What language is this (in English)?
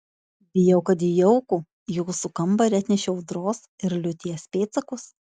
Lithuanian